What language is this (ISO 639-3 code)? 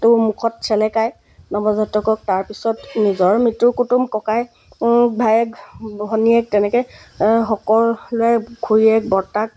asm